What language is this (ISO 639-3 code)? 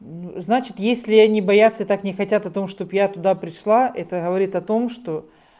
rus